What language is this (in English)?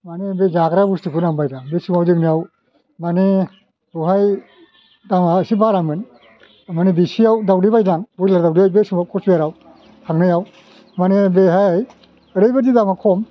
Bodo